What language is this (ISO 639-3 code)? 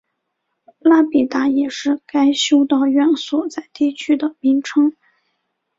zho